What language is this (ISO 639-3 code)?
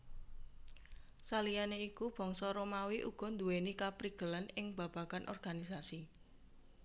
jav